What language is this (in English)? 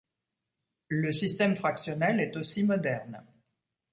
French